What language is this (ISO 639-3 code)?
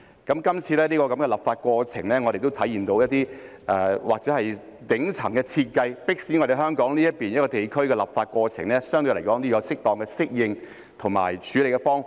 yue